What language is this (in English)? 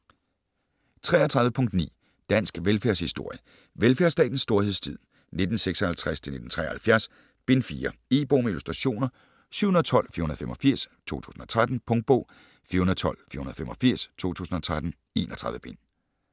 Danish